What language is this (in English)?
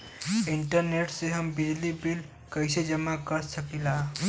Bhojpuri